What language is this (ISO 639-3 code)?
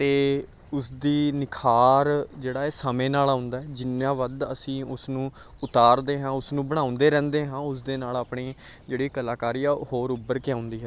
pan